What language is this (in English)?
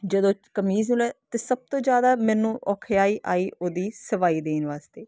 Punjabi